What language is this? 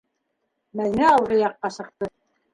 Bashkir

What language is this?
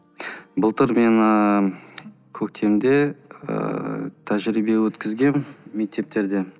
Kazakh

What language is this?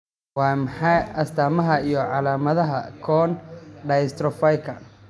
Somali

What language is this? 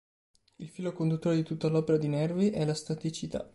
Italian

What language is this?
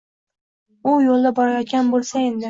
Uzbek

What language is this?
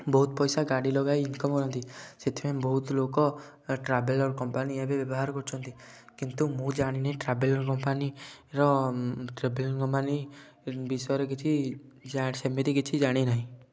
Odia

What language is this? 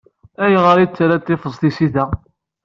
Kabyle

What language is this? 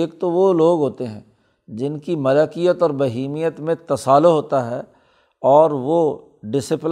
Urdu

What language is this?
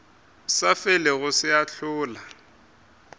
Northern Sotho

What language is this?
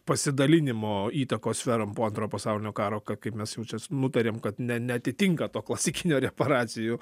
Lithuanian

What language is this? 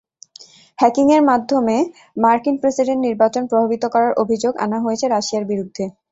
Bangla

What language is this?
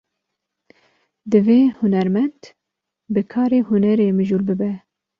Kurdish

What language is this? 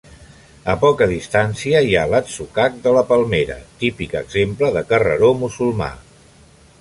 Catalan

